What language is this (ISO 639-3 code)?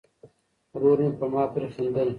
pus